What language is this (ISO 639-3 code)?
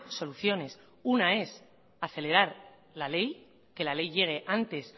spa